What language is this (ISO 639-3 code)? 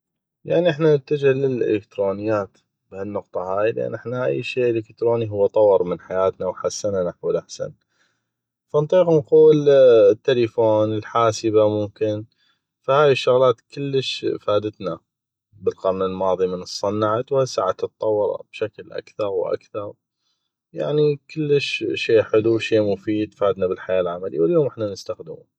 ayp